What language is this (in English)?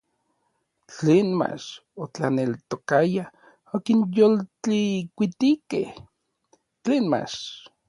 Orizaba Nahuatl